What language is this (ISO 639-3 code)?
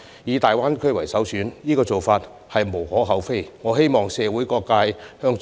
yue